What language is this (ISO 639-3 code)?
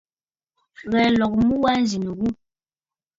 bfd